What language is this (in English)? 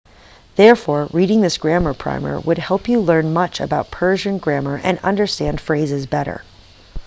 English